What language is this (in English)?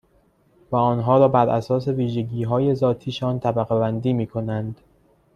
Persian